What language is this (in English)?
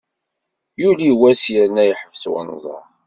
Kabyle